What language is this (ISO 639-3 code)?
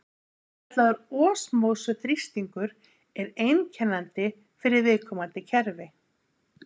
isl